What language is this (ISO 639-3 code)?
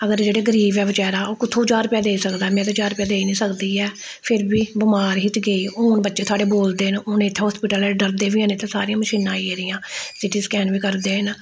doi